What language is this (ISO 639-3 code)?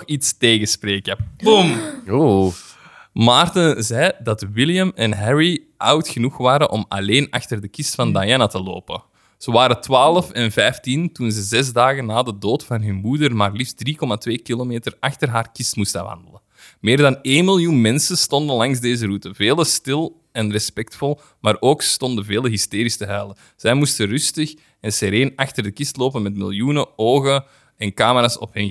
nld